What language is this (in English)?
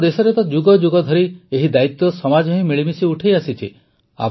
Odia